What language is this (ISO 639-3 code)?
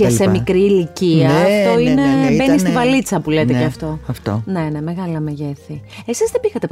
ell